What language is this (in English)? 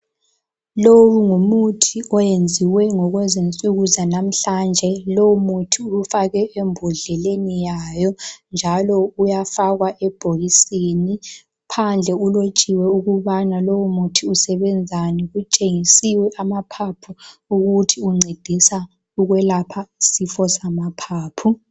North Ndebele